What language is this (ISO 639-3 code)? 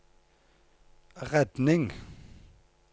nor